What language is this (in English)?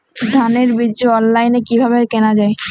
Bangla